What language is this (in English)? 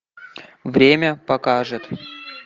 Russian